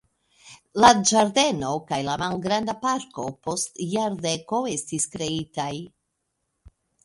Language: Esperanto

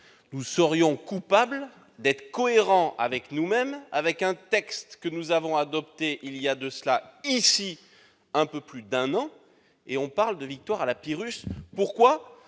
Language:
French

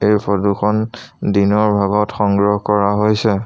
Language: Assamese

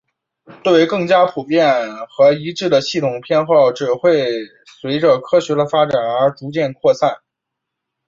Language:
Chinese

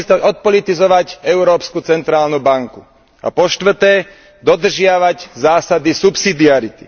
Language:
Slovak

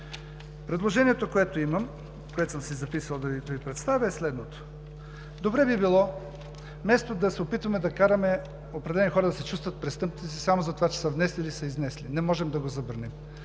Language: Bulgarian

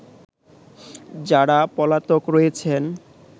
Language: Bangla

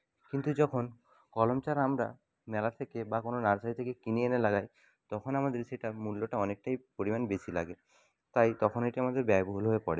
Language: Bangla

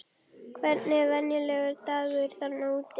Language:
Icelandic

